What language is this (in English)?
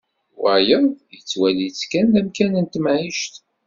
Kabyle